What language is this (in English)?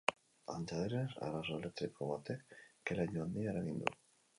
Basque